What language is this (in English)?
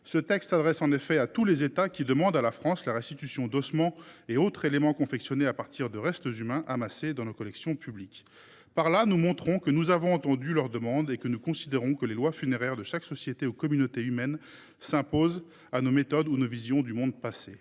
French